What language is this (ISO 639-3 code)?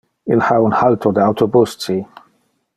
ina